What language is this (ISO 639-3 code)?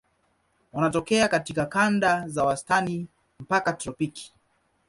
swa